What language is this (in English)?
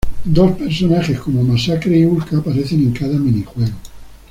Spanish